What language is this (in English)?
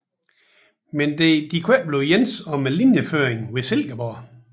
Danish